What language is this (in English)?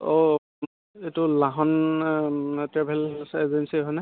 Assamese